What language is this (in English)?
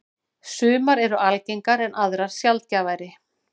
Icelandic